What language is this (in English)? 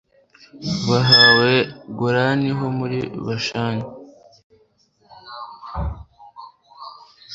Kinyarwanda